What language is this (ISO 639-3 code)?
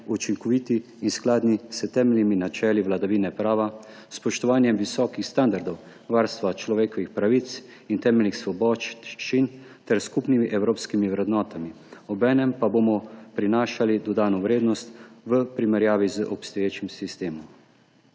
slv